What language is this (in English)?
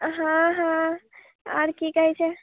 Maithili